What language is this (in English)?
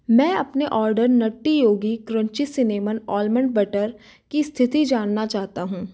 Hindi